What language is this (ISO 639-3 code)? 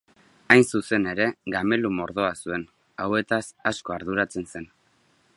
eus